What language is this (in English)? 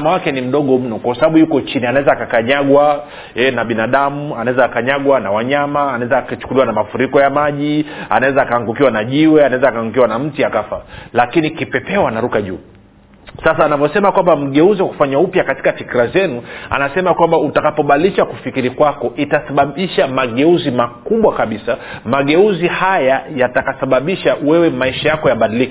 Swahili